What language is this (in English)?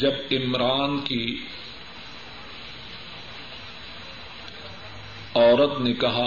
Urdu